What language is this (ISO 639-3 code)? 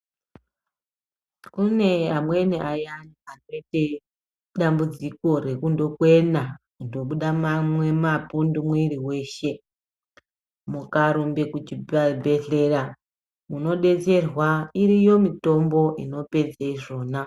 ndc